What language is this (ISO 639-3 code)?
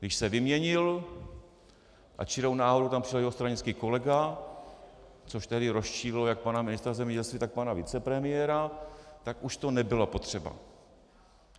ces